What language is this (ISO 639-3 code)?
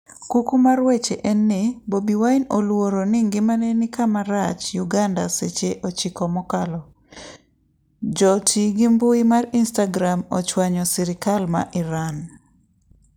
luo